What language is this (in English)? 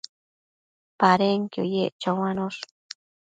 Matsés